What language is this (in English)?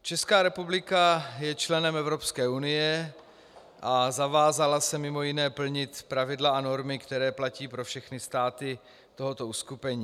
Czech